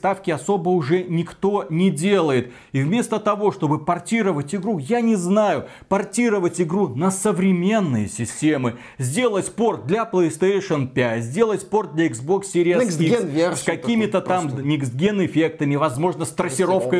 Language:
Russian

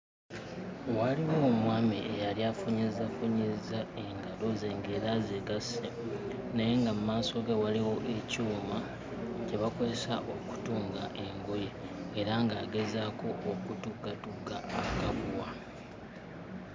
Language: Ganda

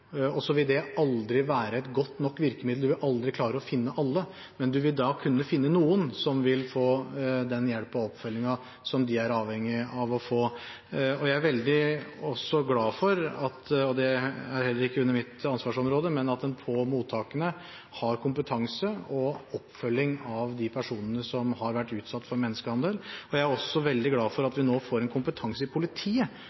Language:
Norwegian Bokmål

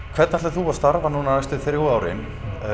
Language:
Icelandic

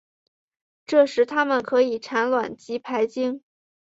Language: Chinese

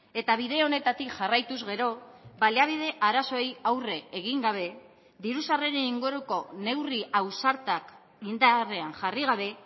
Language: Basque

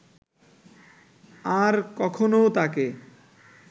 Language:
Bangla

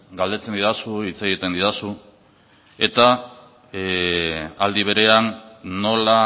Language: Basque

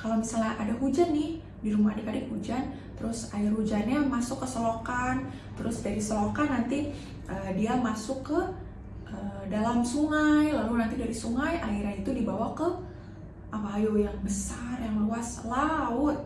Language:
Indonesian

